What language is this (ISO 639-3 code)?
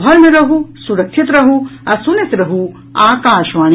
mai